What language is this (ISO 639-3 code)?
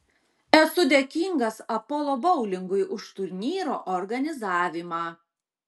lit